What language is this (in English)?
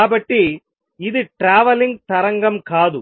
Telugu